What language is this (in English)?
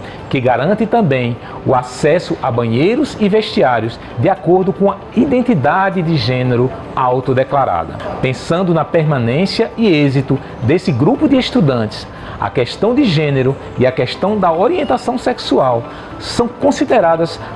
Portuguese